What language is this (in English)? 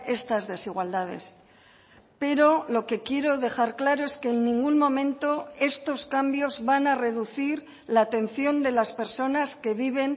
Spanish